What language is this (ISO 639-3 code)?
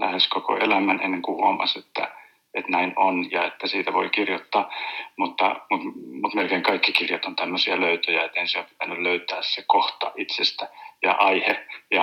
fin